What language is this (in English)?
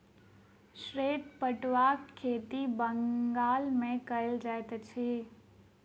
Maithili